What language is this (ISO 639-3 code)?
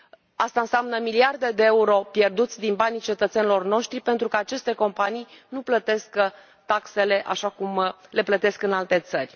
ron